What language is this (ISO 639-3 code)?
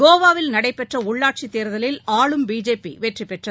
tam